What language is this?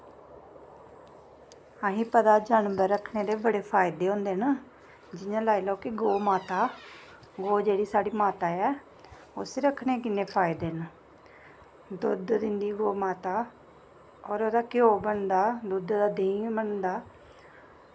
Dogri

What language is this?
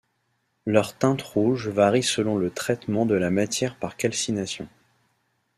French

